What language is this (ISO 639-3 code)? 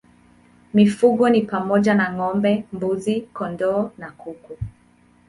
swa